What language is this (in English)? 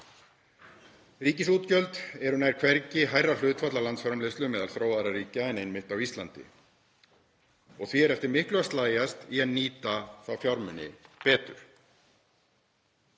Icelandic